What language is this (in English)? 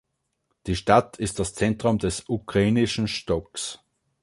German